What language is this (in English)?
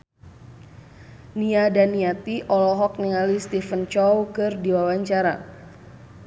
Sundanese